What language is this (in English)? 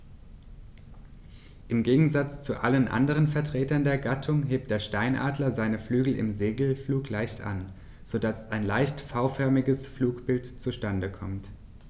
German